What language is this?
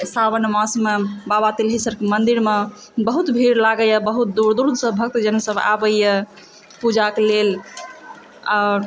Maithili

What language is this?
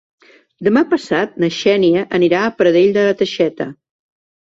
Catalan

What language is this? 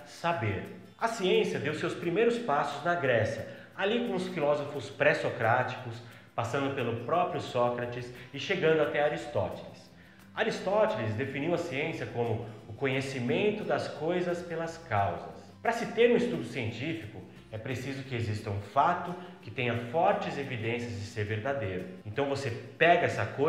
Portuguese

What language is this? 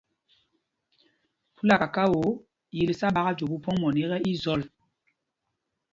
Mpumpong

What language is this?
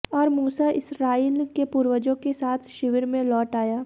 Hindi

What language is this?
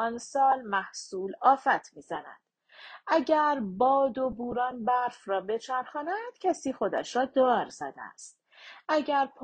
Persian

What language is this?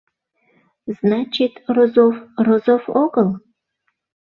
Mari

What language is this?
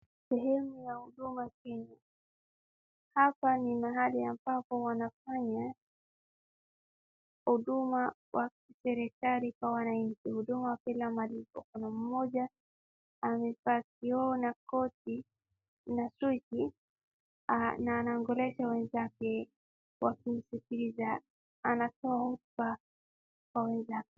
Swahili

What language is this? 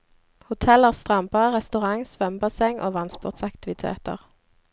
Norwegian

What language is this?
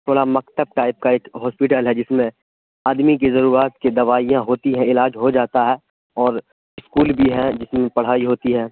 Urdu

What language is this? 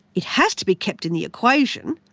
English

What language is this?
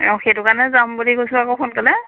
Assamese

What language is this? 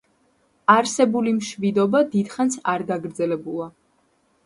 Georgian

